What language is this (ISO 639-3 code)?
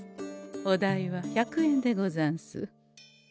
jpn